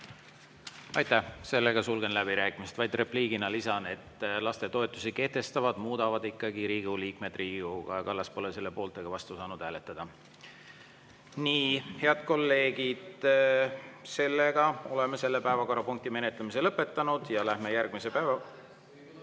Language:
Estonian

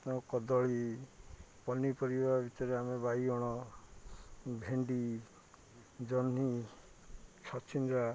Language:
Odia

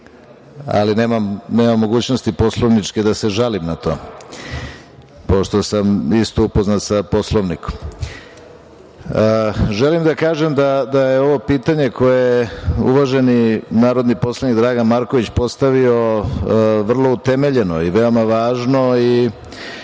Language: Serbian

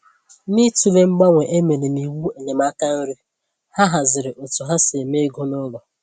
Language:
Igbo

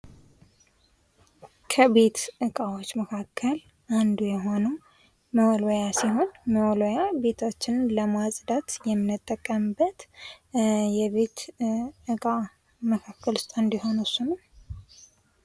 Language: Amharic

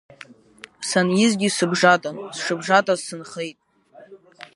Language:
Abkhazian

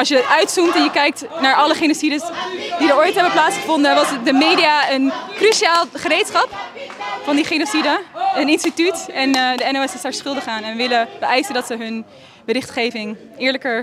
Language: Dutch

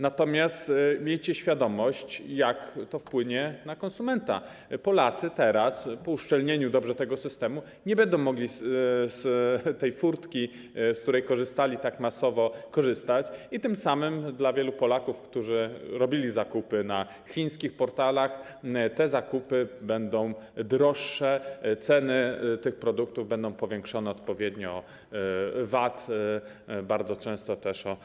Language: Polish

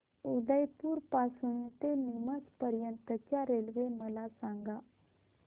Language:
Marathi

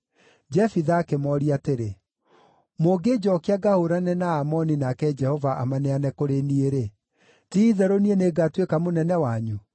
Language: Kikuyu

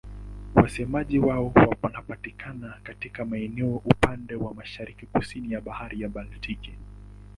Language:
Swahili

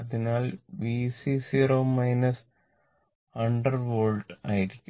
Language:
Malayalam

